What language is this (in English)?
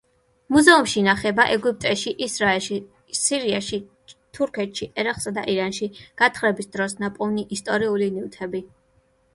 Georgian